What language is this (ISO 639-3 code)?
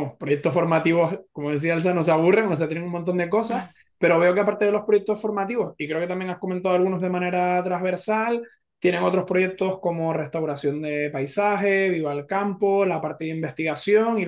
spa